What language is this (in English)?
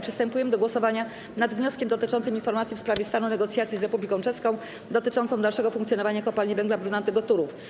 Polish